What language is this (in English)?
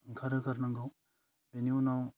Bodo